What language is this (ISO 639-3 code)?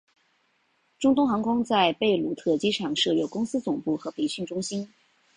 zho